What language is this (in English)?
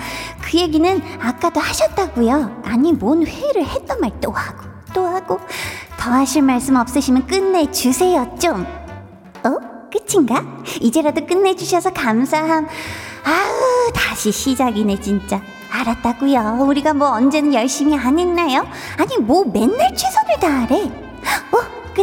Korean